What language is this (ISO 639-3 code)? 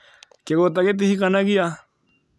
kik